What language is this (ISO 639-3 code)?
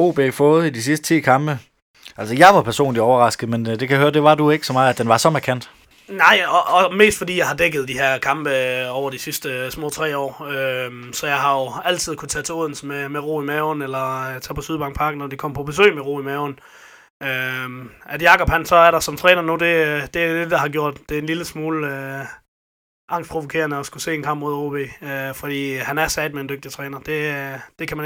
dan